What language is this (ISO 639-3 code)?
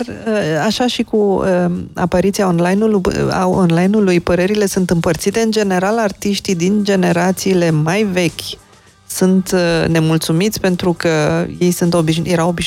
ron